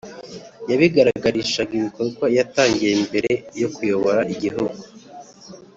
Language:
Kinyarwanda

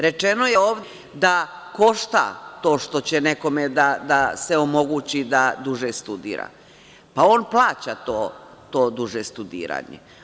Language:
Serbian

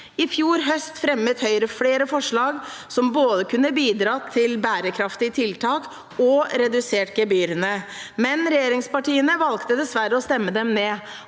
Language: Norwegian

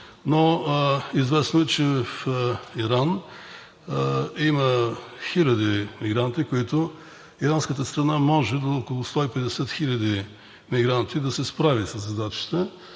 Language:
Bulgarian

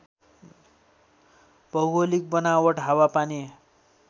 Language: Nepali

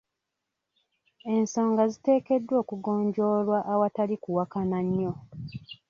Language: Ganda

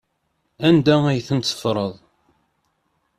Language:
Kabyle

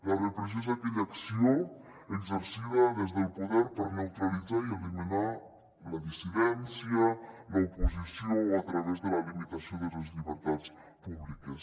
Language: Catalan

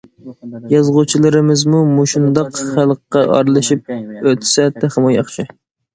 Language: Uyghur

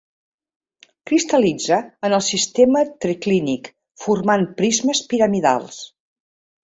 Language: Catalan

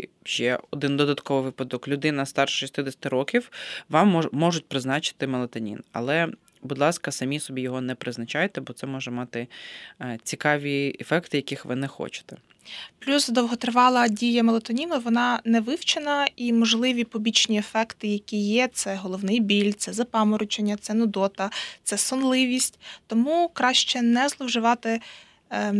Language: Ukrainian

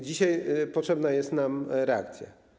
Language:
Polish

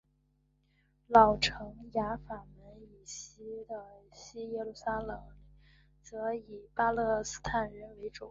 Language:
Chinese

